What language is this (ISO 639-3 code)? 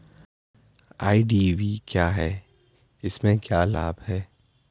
hin